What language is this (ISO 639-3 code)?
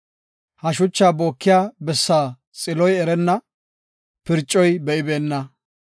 gof